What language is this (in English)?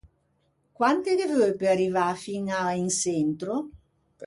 Ligurian